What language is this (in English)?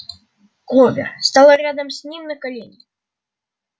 Russian